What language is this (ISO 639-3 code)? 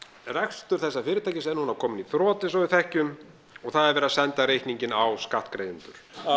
isl